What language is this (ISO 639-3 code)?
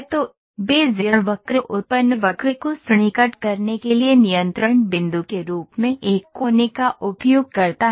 hin